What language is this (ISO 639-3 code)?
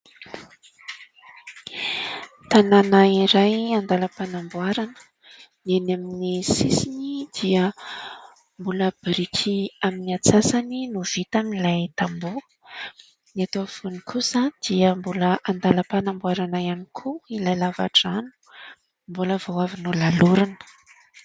mlg